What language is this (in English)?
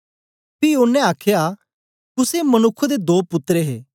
Dogri